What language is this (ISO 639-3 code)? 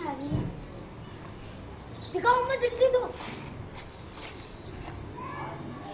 lav